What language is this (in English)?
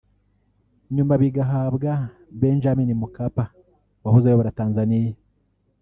Kinyarwanda